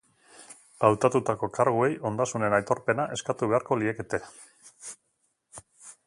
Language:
Basque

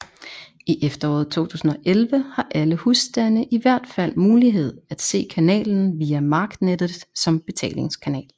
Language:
Danish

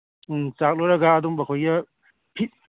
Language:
Manipuri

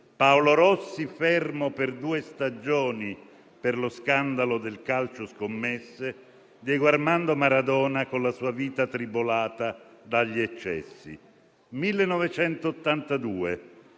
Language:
Italian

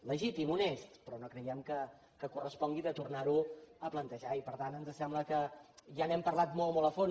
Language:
Catalan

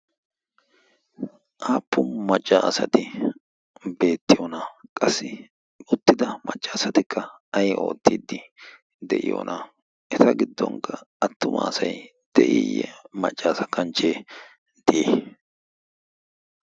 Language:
Wolaytta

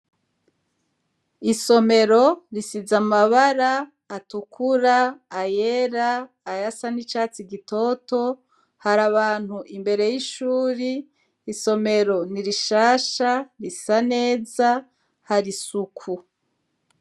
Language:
Rundi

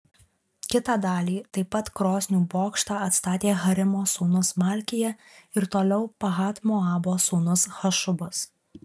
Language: Lithuanian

